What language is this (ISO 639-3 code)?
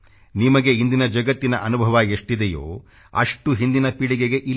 kan